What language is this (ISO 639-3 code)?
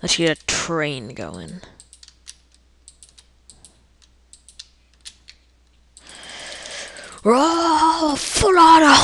eng